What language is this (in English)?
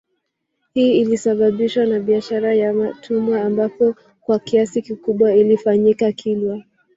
Swahili